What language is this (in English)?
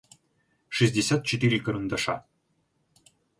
Russian